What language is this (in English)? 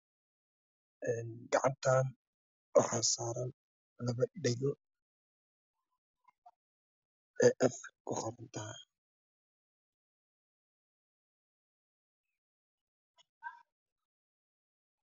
Somali